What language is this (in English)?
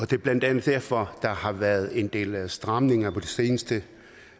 Danish